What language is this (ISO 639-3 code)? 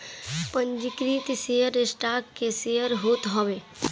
bho